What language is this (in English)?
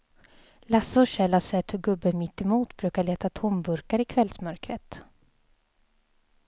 Swedish